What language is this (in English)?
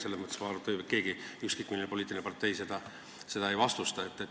Estonian